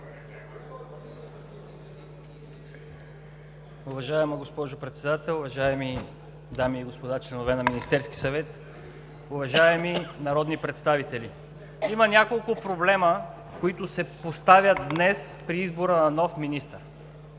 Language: Bulgarian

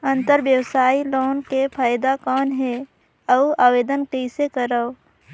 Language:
Chhattisgarhi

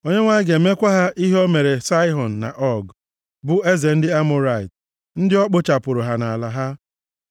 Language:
Igbo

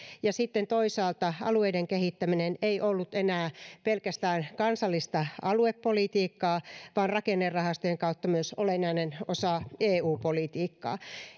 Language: Finnish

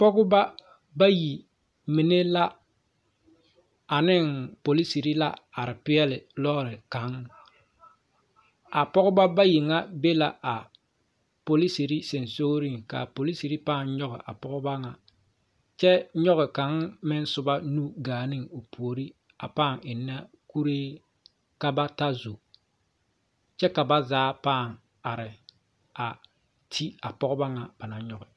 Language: Southern Dagaare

